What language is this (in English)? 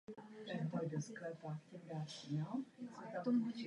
Czech